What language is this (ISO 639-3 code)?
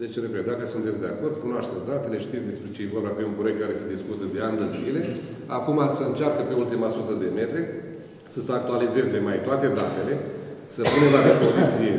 ron